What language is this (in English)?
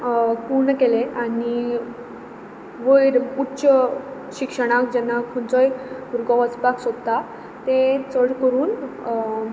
Konkani